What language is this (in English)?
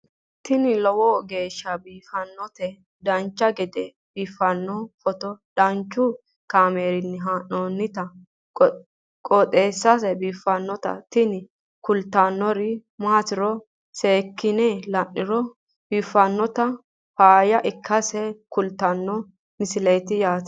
Sidamo